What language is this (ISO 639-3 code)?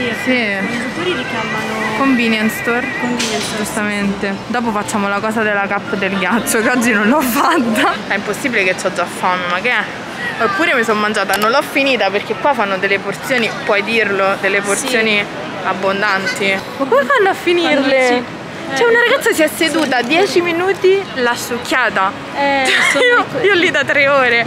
ita